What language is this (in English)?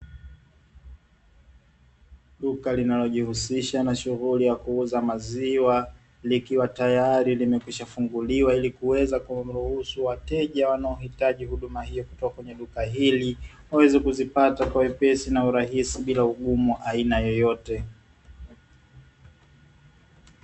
Swahili